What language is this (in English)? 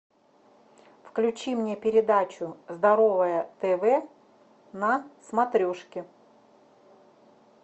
Russian